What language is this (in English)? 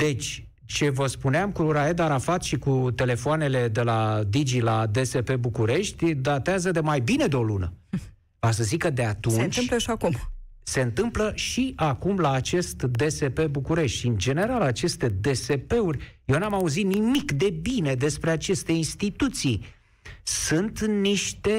Romanian